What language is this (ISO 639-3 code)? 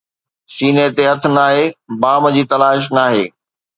snd